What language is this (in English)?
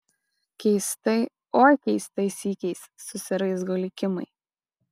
Lithuanian